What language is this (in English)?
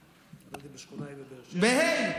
Hebrew